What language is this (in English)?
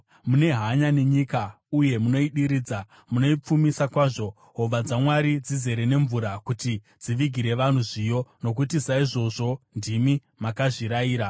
Shona